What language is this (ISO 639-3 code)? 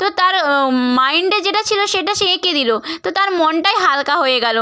ben